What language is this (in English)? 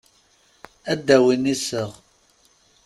Kabyle